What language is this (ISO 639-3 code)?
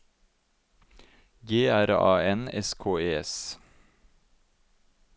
nor